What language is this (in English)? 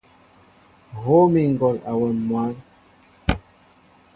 Mbo (Cameroon)